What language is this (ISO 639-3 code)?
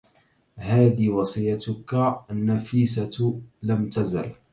ara